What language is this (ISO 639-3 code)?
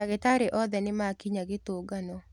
kik